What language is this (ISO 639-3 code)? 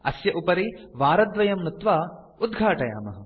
san